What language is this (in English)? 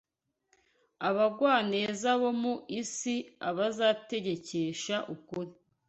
Kinyarwanda